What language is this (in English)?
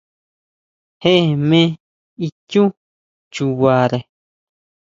Huautla Mazatec